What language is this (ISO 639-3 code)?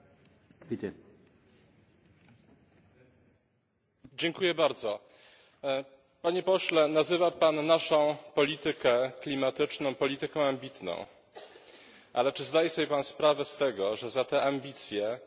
pol